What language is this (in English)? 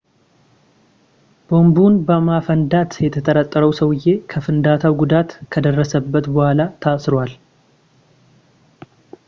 Amharic